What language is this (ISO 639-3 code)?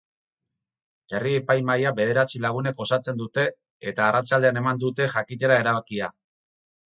eus